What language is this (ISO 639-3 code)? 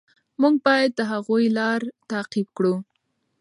pus